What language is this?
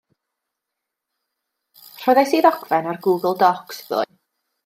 Welsh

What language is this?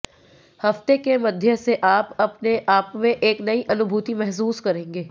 Hindi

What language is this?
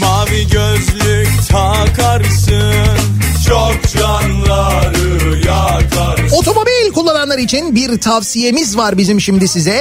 Turkish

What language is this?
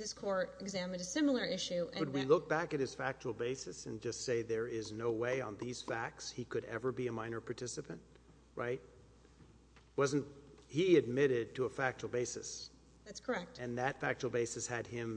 English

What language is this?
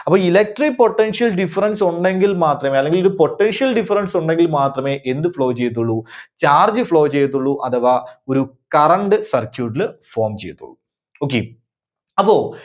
Malayalam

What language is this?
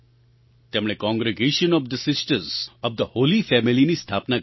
Gujarati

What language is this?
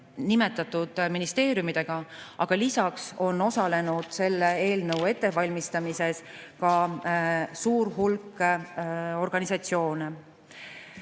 Estonian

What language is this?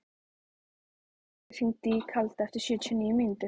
Icelandic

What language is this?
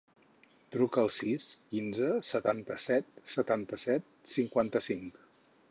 Catalan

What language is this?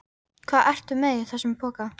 Icelandic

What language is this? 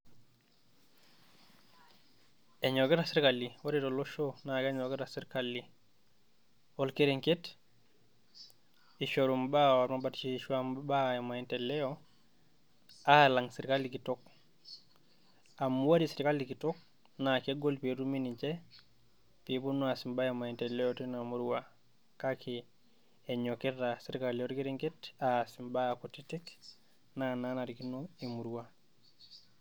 Masai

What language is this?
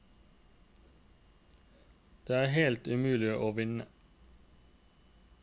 Norwegian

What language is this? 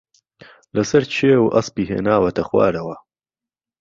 Central Kurdish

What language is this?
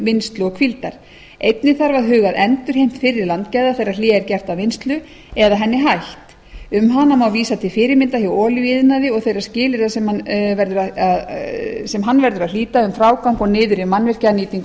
Icelandic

